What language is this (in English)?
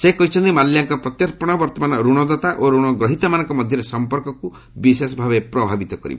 Odia